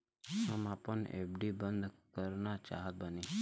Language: Bhojpuri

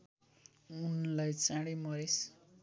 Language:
Nepali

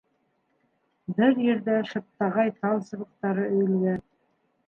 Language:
Bashkir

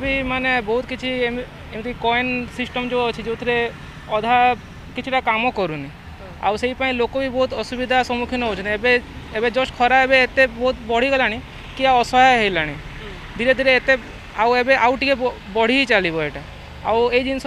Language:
Hindi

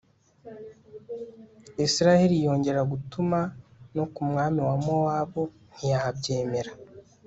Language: Kinyarwanda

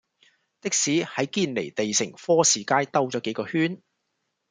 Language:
Cantonese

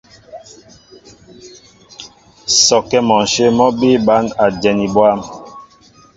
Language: Mbo (Cameroon)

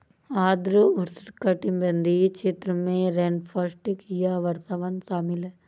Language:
Hindi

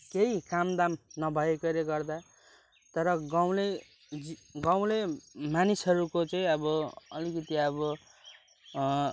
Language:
Nepali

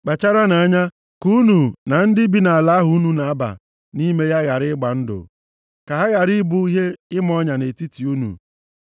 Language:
Igbo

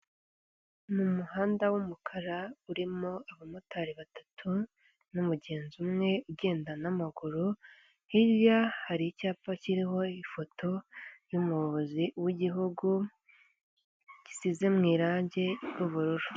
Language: Kinyarwanda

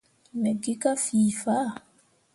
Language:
Mundang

